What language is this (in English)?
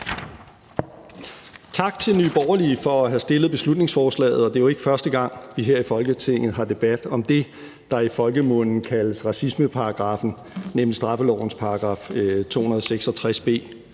Danish